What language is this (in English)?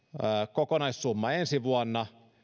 Finnish